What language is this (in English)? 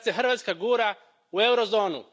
Croatian